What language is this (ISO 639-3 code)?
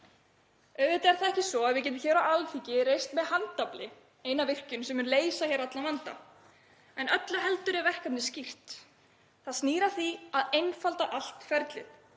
isl